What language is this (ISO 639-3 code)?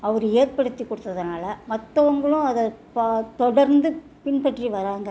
tam